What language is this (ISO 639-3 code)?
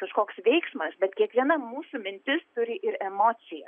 lit